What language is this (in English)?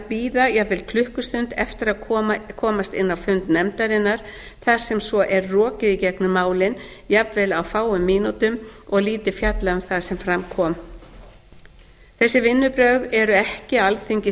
Icelandic